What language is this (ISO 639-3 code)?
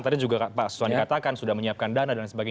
ind